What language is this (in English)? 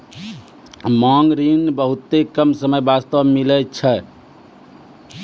Maithili